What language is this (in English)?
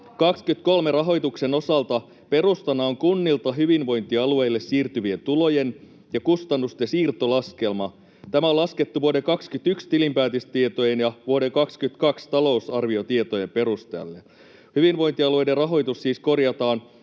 Finnish